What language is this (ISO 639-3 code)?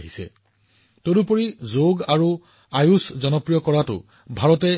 asm